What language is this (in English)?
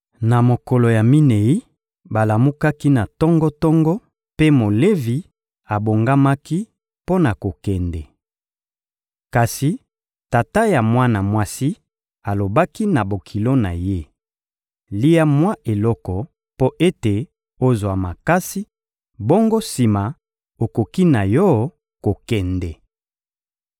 Lingala